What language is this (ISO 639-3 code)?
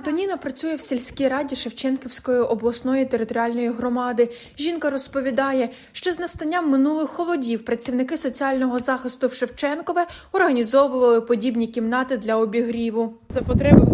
ukr